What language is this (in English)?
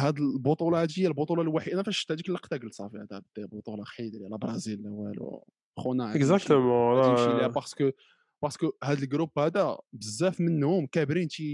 Arabic